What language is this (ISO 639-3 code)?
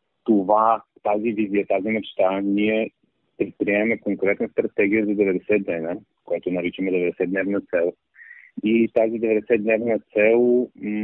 bul